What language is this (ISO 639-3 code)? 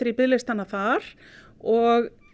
isl